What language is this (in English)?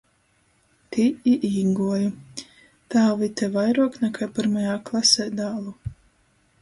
Latgalian